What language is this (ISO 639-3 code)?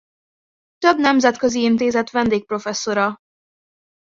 hun